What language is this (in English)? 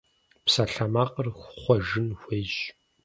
Kabardian